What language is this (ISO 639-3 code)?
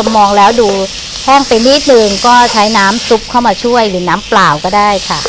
tha